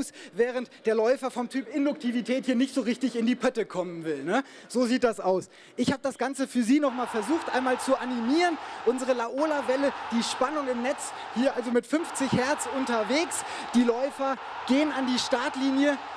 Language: German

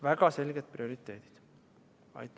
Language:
Estonian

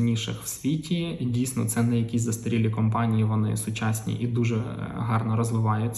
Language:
Ukrainian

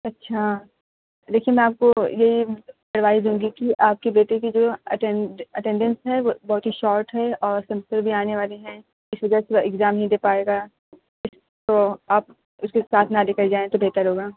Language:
Urdu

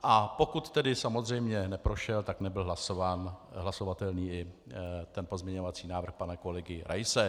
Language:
Czech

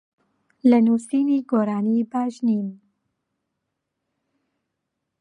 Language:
Central Kurdish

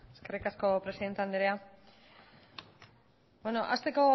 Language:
Basque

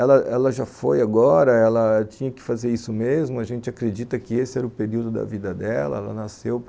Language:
Portuguese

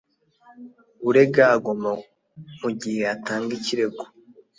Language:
Kinyarwanda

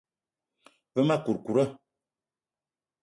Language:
Eton (Cameroon)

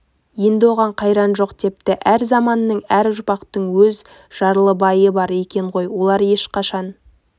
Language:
Kazakh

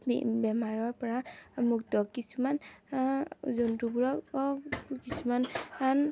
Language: Assamese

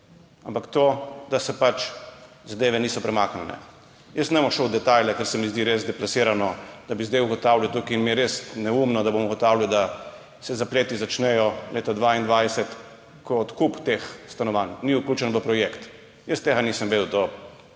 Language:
Slovenian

